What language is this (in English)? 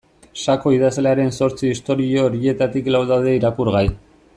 Basque